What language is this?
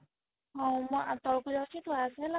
Odia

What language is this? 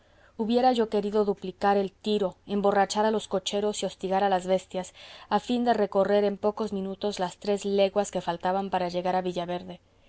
Spanish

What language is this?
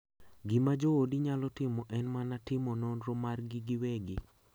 Luo (Kenya and Tanzania)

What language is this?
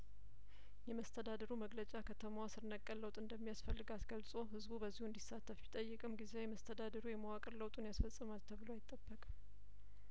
Amharic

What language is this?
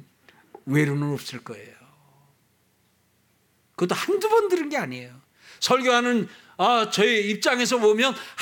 Korean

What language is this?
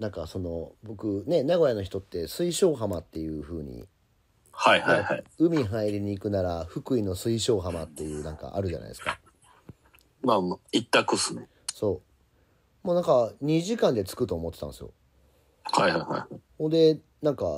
Japanese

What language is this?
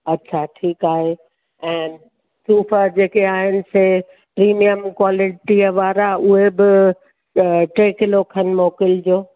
Sindhi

